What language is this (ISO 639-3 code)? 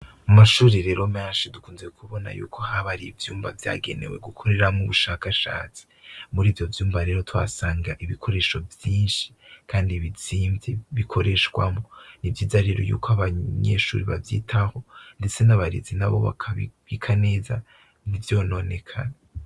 run